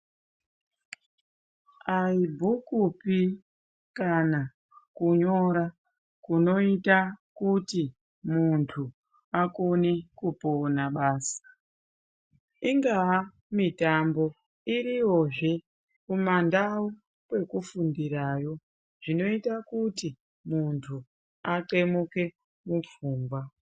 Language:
Ndau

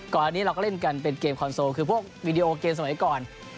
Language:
Thai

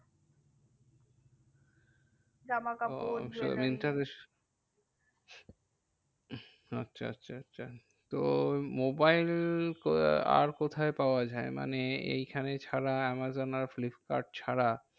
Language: Bangla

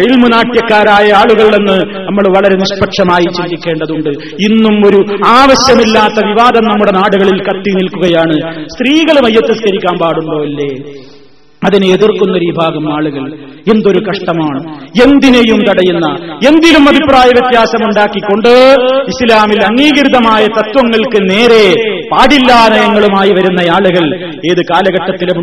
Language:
Malayalam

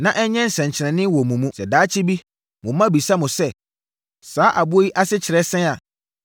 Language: Akan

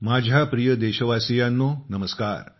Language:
Marathi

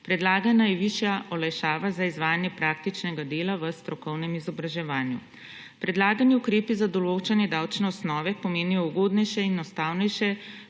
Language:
Slovenian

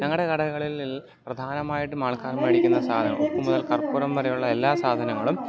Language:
Malayalam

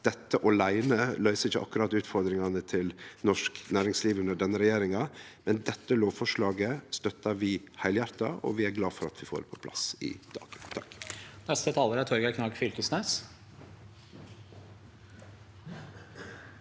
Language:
Norwegian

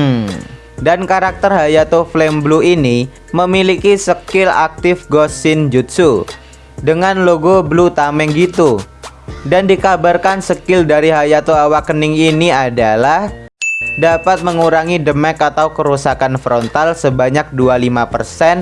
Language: Indonesian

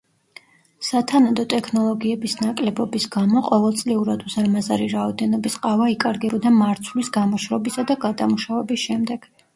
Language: Georgian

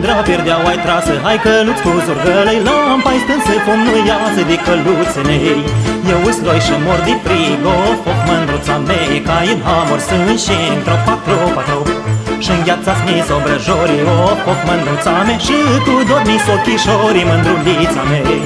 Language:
Romanian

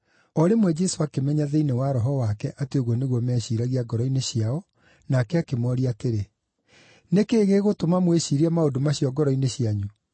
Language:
Kikuyu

